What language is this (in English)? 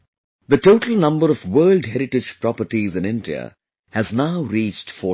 English